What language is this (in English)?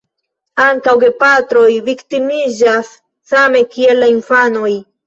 Esperanto